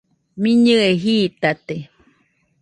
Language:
Nüpode Huitoto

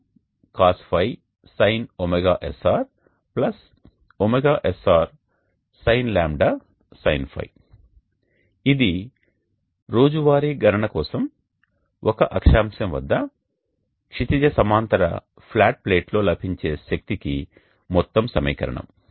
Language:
Telugu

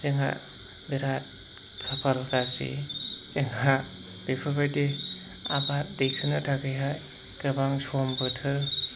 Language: Bodo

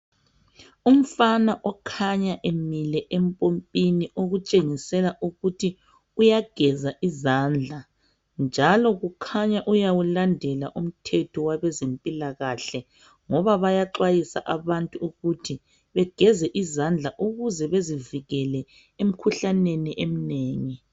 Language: North Ndebele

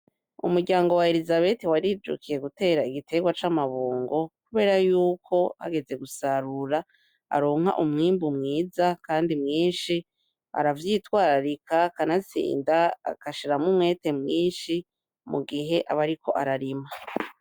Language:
Rundi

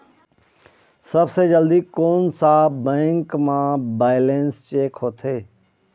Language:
Chhattisgarhi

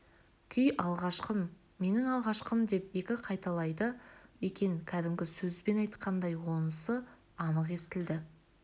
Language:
Kazakh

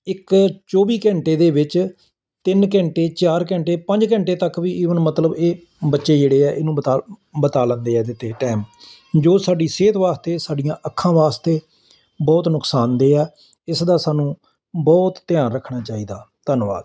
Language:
Punjabi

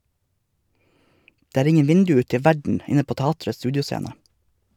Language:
Norwegian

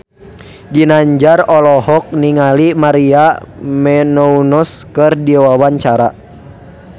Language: Sundanese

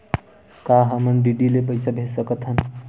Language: Chhattisgarhi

